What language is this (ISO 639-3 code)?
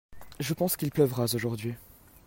fra